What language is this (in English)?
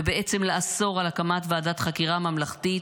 Hebrew